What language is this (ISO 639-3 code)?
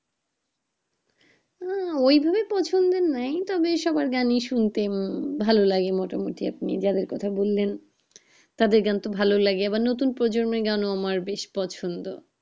ben